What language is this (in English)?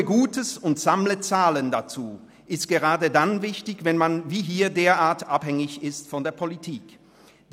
Swiss German